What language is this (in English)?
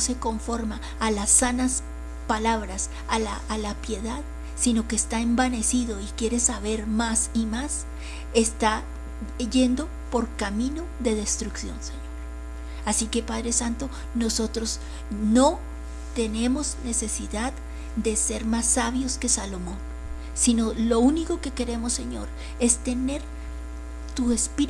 Spanish